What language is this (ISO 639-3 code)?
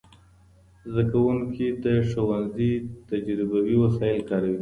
pus